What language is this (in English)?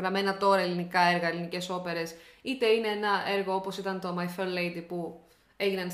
Greek